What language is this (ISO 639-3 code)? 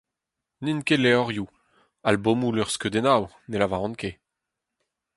bre